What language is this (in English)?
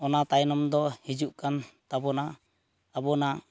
Santali